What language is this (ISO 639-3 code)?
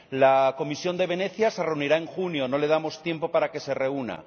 spa